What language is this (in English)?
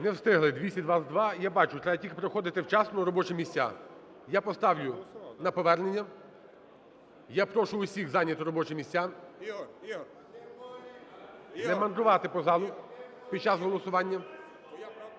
Ukrainian